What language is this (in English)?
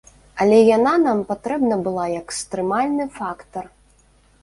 Belarusian